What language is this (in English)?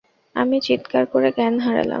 Bangla